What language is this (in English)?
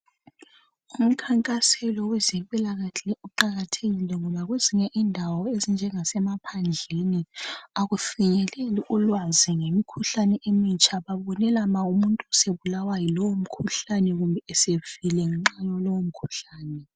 North Ndebele